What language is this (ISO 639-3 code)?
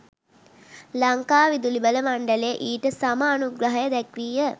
sin